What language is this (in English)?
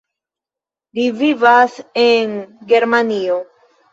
Esperanto